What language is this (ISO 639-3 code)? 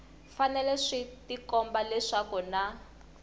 tso